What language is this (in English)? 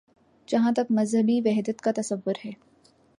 Urdu